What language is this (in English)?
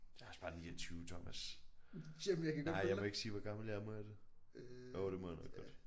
Danish